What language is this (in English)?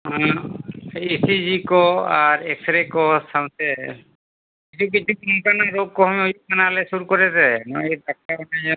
Santali